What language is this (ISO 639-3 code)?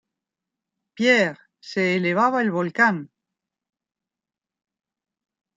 spa